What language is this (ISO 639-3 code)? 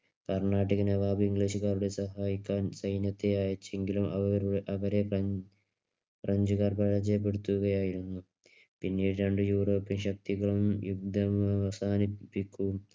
mal